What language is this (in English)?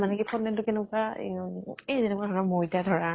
Assamese